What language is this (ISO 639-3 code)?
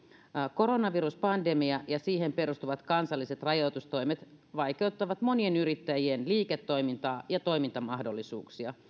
fin